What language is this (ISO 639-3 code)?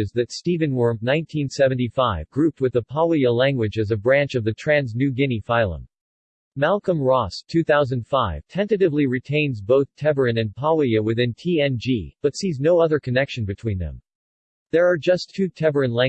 eng